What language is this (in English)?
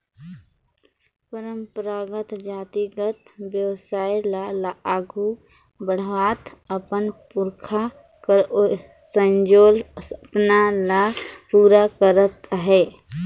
Chhattisgarhi